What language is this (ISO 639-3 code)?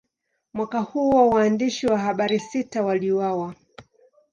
swa